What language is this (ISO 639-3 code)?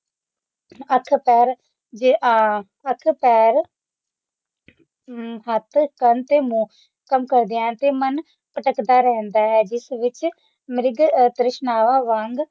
pan